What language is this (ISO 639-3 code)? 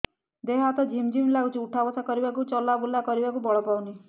ori